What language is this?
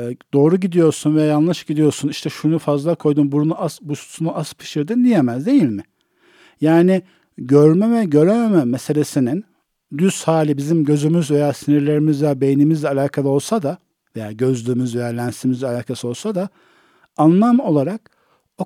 Turkish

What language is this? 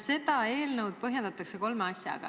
Estonian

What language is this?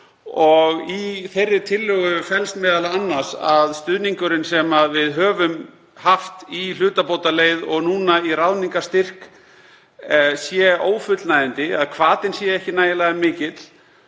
Icelandic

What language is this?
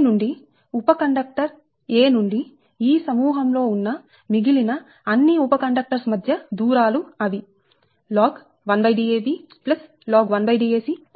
Telugu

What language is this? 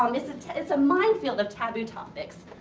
English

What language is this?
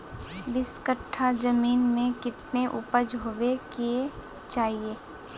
Magahi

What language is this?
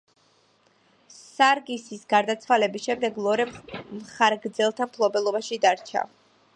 Georgian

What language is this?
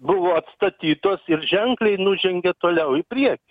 Lithuanian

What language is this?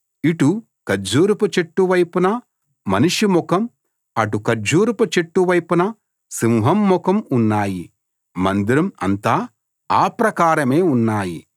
Telugu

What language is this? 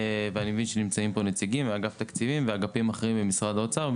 Hebrew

